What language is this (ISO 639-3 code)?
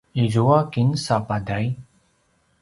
pwn